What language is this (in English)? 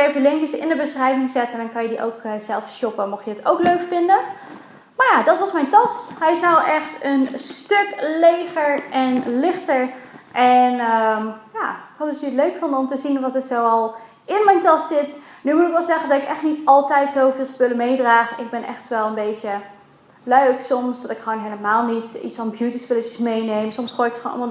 Dutch